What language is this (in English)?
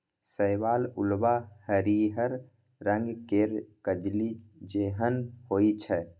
Maithili